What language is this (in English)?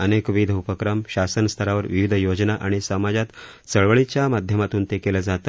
Marathi